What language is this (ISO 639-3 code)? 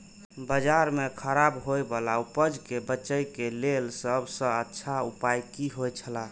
mai